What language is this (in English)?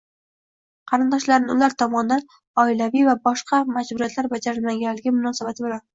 Uzbek